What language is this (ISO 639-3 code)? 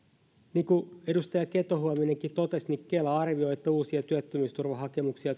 fin